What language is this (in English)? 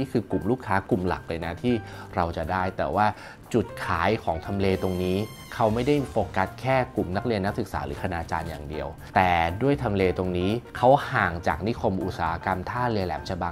Thai